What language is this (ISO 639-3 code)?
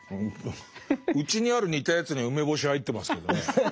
jpn